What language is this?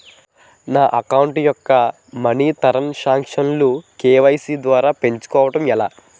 Telugu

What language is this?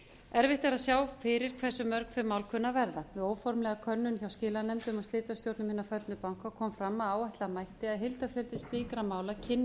Icelandic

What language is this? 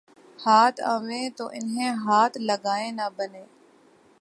Urdu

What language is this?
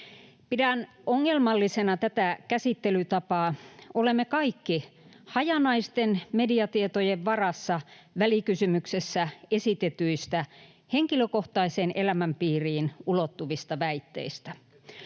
Finnish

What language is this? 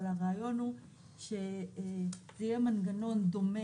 Hebrew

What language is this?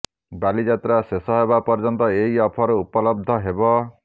Odia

